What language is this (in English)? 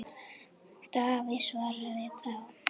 Icelandic